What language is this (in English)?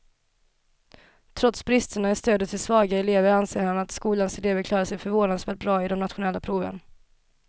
Swedish